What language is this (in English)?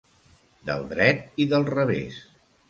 Catalan